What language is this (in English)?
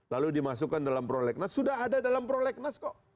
Indonesian